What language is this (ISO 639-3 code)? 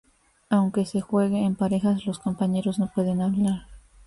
spa